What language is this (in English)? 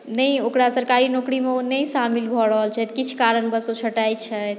Maithili